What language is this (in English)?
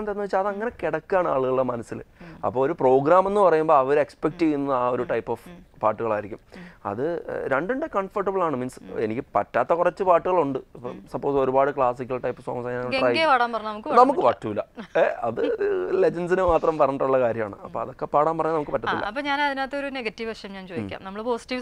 Hindi